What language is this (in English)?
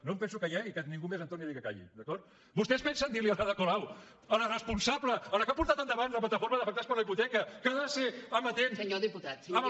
Catalan